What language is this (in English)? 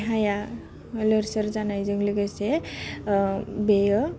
Bodo